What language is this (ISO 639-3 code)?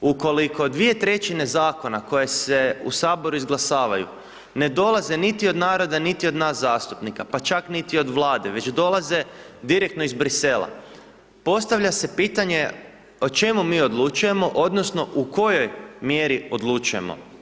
hrv